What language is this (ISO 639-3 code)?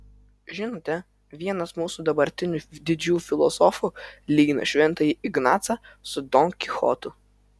lit